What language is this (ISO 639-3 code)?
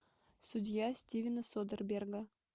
rus